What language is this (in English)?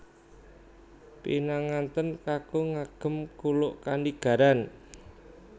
Javanese